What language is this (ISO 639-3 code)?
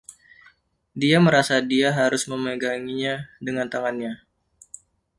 ind